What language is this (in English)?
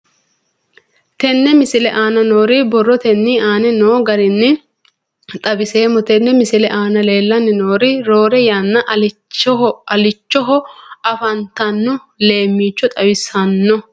Sidamo